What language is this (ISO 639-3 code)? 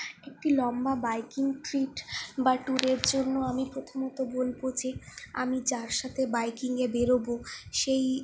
ben